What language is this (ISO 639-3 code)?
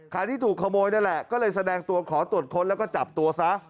tha